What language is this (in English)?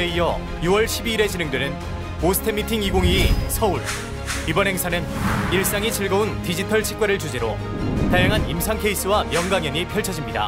Korean